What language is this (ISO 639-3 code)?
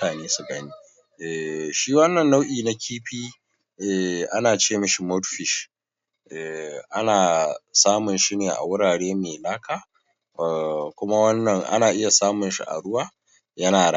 hau